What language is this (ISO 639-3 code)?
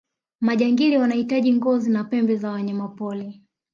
swa